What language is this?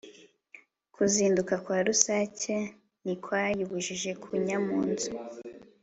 Kinyarwanda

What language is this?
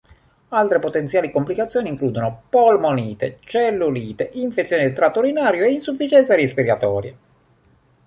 Italian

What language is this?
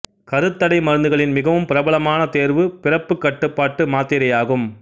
Tamil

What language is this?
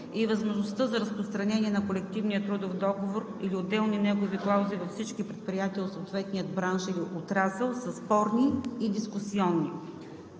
Bulgarian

